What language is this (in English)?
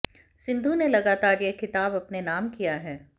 Hindi